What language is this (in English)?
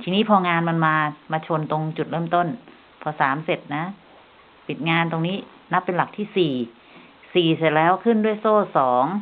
Thai